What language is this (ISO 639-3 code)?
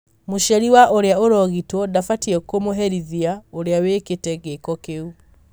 kik